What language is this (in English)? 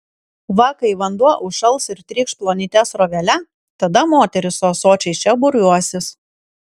Lithuanian